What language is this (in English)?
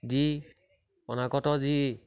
Assamese